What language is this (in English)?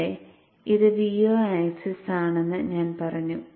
Malayalam